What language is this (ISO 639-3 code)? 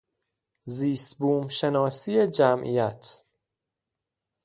fas